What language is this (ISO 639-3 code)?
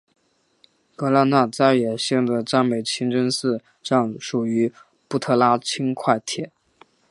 zho